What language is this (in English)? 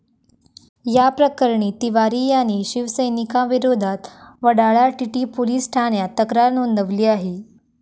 Marathi